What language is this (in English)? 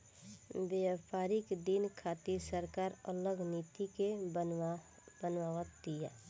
Bhojpuri